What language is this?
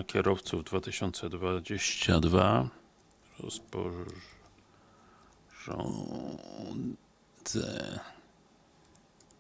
Polish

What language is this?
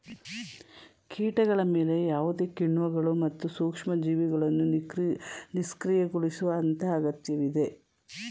Kannada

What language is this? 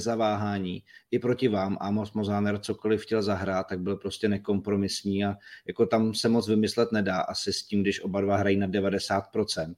Czech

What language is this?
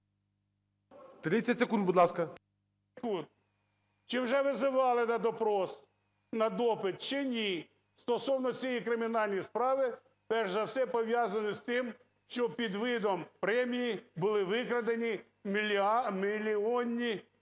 Ukrainian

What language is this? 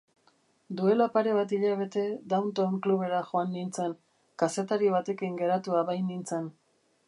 Basque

